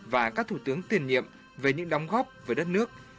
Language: Vietnamese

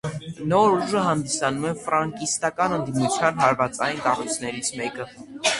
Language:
Armenian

